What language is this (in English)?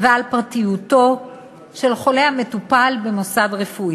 Hebrew